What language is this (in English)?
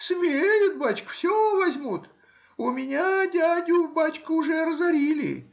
Russian